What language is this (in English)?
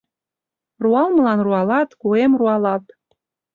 Mari